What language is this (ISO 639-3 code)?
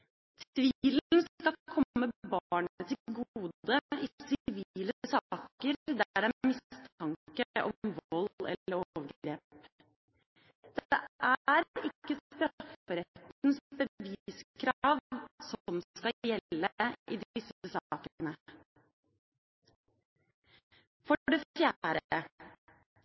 nob